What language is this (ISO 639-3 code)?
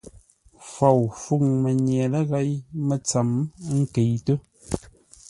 nla